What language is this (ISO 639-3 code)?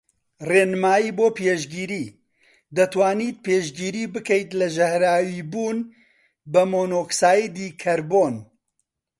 ckb